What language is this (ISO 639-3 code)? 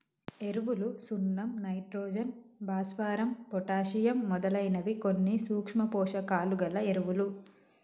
tel